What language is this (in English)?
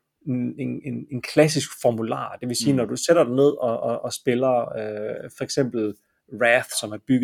Danish